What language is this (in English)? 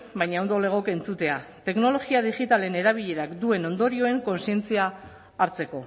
Basque